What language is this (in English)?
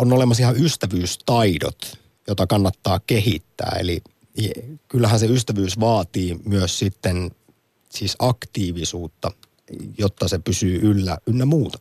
Finnish